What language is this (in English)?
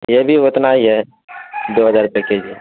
Urdu